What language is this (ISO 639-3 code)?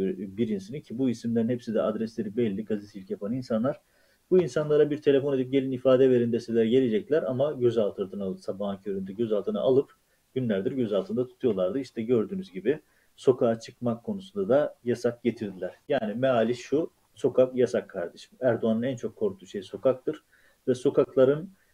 tur